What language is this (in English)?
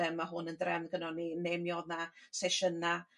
Welsh